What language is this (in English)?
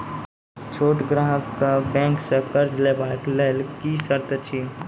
Maithili